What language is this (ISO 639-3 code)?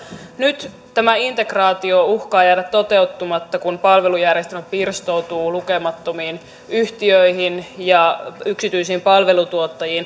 fin